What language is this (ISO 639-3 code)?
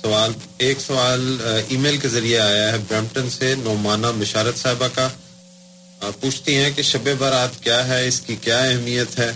urd